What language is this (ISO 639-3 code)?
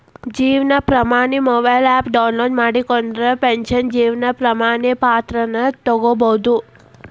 kan